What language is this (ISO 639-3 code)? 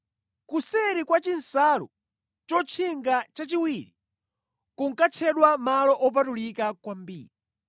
nya